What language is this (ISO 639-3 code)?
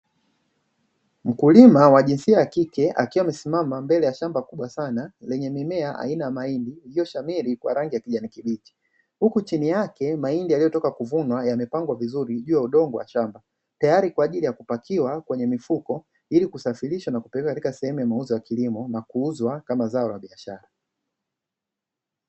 swa